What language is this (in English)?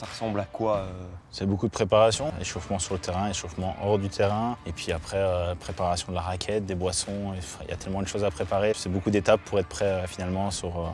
French